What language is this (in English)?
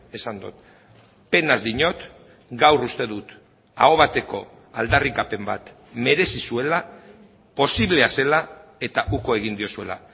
Basque